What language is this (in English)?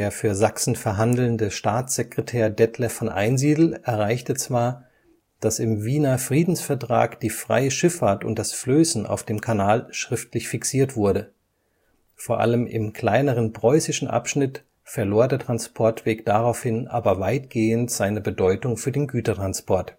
German